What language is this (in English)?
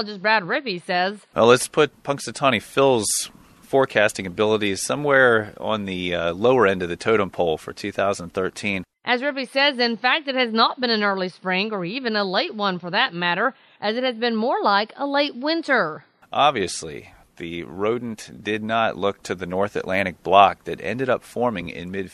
English